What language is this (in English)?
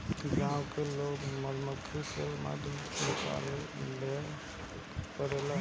Bhojpuri